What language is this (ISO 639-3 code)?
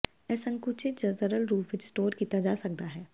pan